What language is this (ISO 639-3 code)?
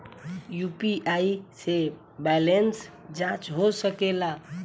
bho